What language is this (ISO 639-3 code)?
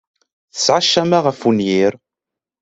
kab